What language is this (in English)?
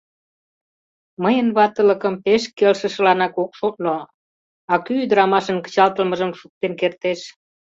Mari